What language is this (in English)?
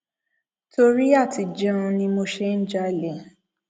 Yoruba